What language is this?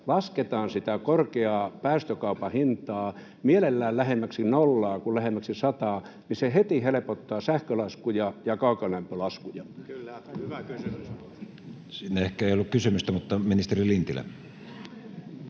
Finnish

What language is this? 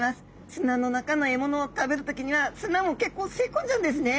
Japanese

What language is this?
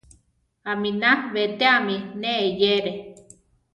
Central Tarahumara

